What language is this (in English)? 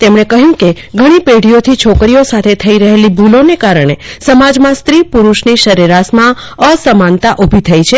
Gujarati